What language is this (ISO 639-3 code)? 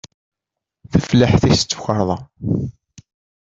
kab